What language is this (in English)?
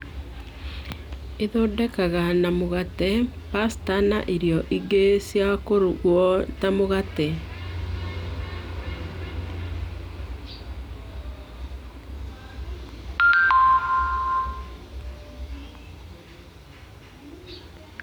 Kikuyu